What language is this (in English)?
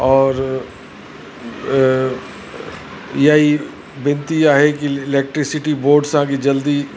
Sindhi